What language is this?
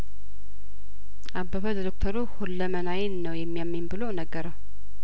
Amharic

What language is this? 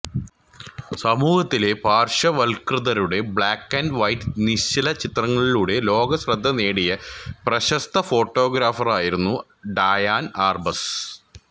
Malayalam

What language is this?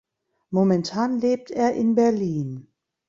German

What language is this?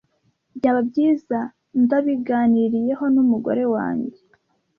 Kinyarwanda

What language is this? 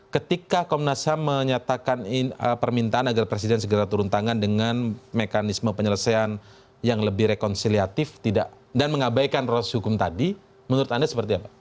Indonesian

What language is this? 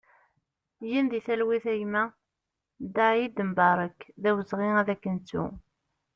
Kabyle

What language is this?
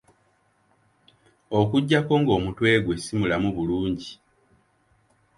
Ganda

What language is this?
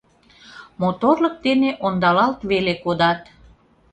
Mari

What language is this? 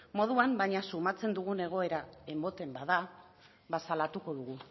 Basque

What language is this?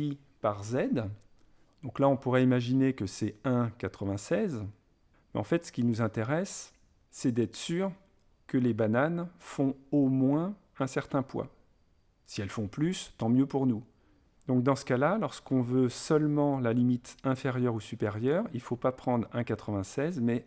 French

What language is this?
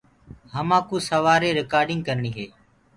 Gurgula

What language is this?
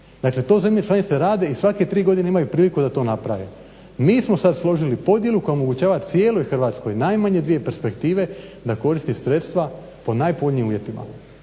Croatian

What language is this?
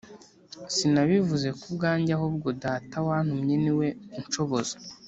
Kinyarwanda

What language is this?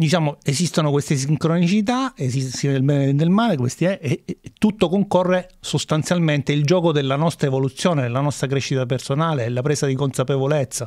Italian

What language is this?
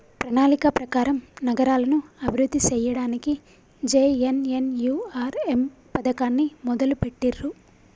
Telugu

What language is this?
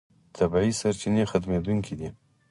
Pashto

